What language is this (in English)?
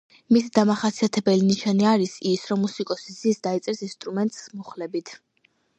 Georgian